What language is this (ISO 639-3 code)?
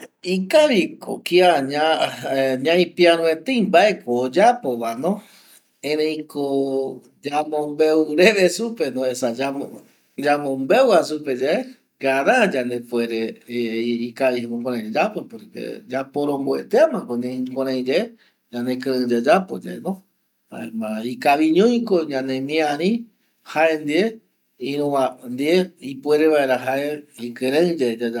gui